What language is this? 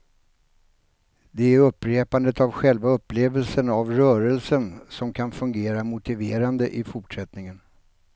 Swedish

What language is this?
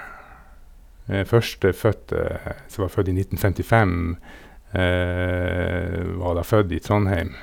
Norwegian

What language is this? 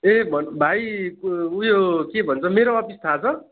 Nepali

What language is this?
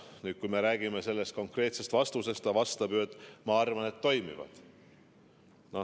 Estonian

